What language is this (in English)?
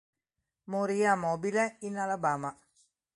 Italian